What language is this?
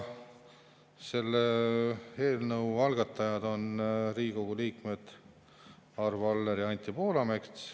Estonian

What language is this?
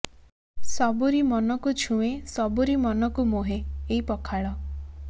Odia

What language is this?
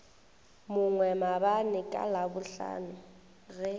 Northern Sotho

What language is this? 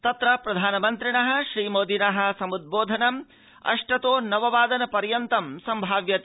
Sanskrit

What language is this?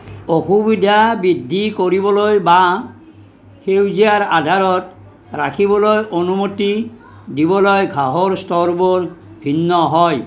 Assamese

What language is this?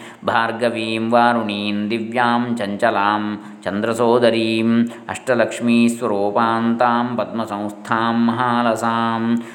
Kannada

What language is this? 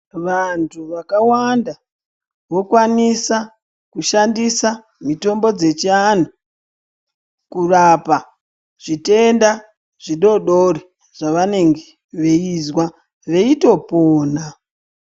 Ndau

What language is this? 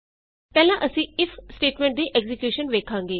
Punjabi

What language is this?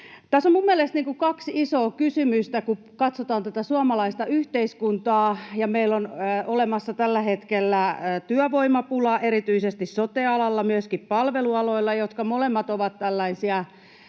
Finnish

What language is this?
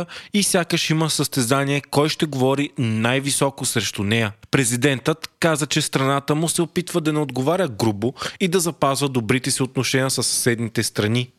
Bulgarian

